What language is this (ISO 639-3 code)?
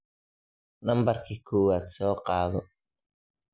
som